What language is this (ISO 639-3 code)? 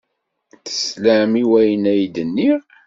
kab